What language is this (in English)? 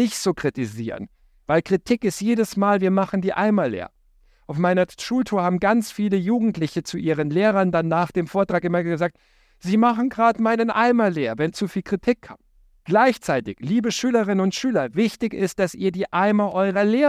German